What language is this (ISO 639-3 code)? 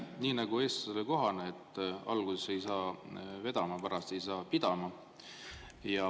est